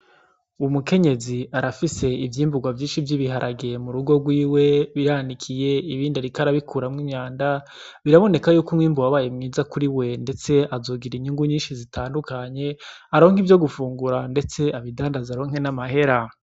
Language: Rundi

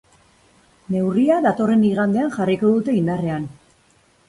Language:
Basque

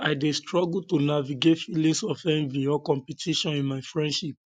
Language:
Nigerian Pidgin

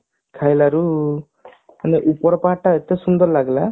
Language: Odia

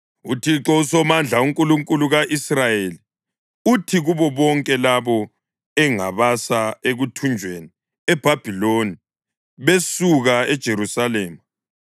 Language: North Ndebele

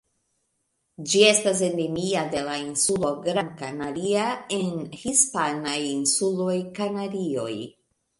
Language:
Esperanto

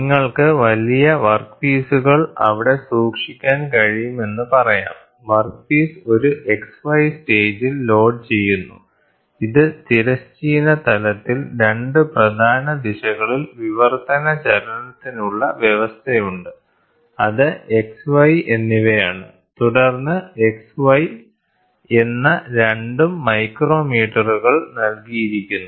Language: Malayalam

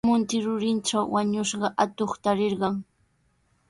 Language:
Sihuas Ancash Quechua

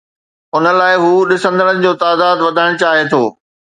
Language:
Sindhi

